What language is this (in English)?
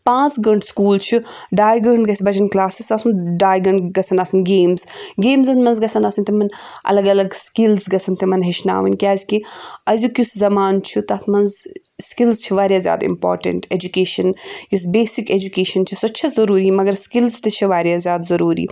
Kashmiri